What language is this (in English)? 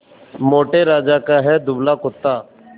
Hindi